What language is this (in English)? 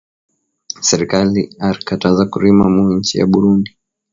Swahili